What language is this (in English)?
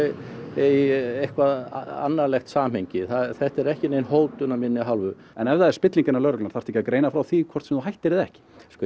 Icelandic